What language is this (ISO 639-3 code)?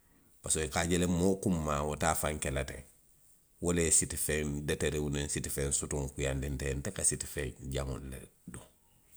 mlq